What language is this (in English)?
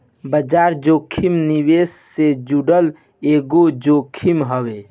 Bhojpuri